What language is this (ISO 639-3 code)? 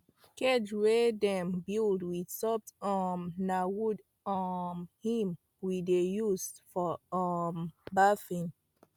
pcm